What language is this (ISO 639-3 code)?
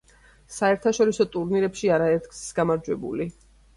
kat